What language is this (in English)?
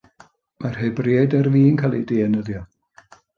Welsh